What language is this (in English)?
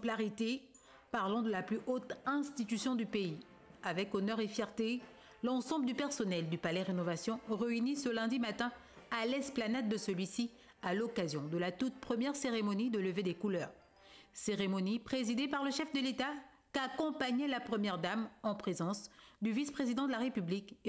French